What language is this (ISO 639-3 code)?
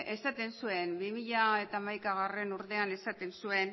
eus